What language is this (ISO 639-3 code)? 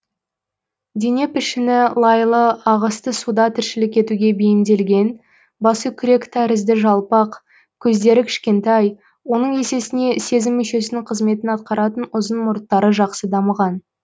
kaz